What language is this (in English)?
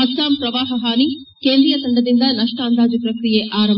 Kannada